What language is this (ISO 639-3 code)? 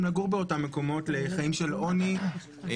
heb